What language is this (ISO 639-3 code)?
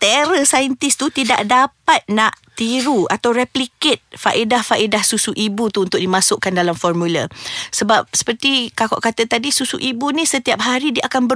msa